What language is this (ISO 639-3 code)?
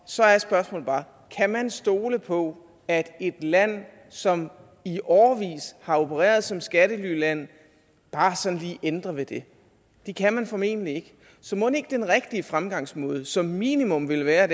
dan